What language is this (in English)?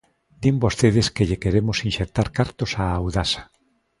Galician